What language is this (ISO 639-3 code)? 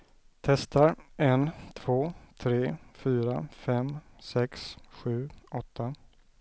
swe